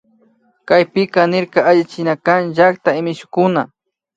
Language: Imbabura Highland Quichua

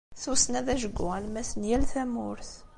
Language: Kabyle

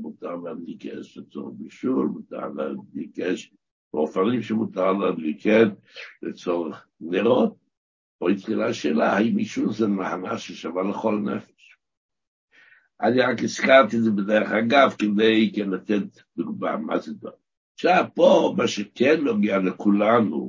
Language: Hebrew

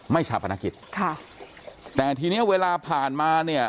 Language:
Thai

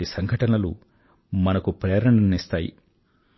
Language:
Telugu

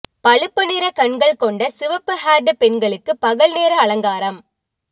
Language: Tamil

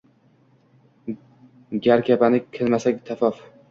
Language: Uzbek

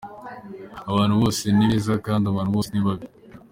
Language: Kinyarwanda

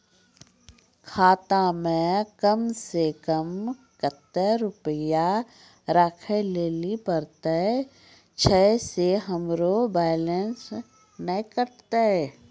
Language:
Maithili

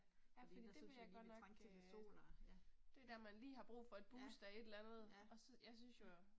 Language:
Danish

